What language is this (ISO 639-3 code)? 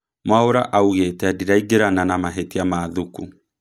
kik